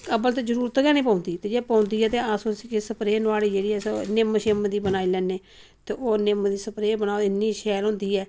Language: Dogri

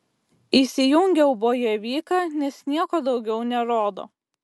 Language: Lithuanian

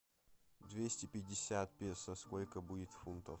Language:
Russian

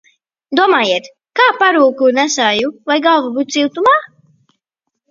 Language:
Latvian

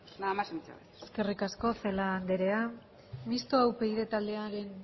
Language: Basque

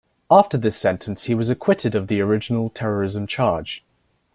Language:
English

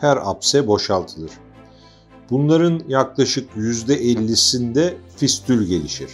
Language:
Turkish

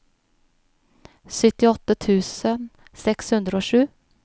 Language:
Norwegian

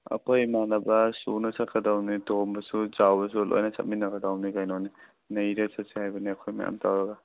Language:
Manipuri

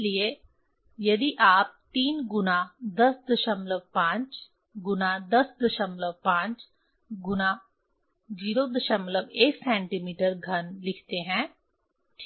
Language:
Hindi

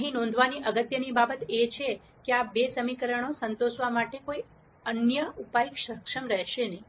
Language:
Gujarati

